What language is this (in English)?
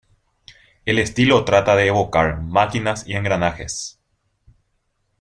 Spanish